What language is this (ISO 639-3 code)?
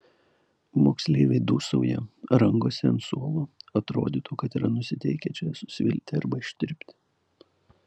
lit